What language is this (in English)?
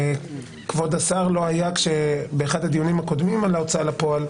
Hebrew